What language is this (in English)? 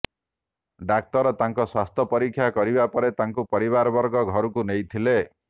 Odia